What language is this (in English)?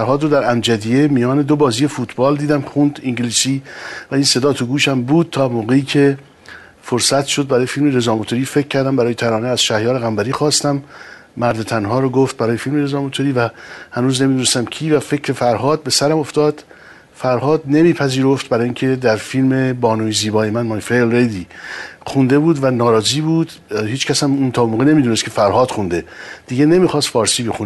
Persian